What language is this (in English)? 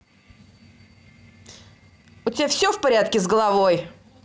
Russian